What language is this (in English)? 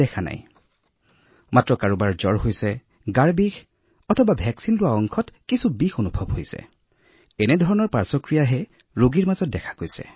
Assamese